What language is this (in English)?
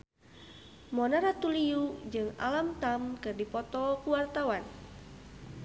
Sundanese